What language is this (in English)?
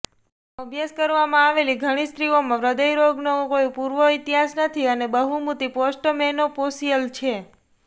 Gujarati